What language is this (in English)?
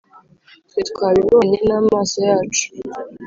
Kinyarwanda